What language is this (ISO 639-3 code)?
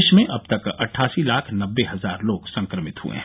hin